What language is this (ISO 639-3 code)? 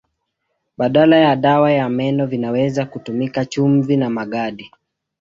swa